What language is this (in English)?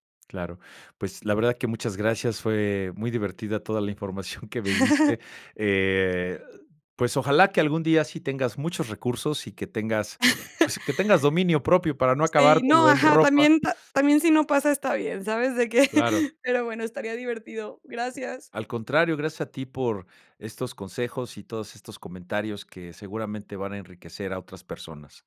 Spanish